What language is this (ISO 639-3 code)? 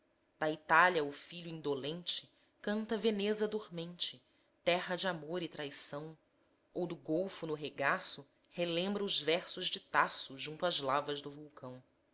por